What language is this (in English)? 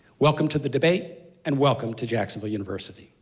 English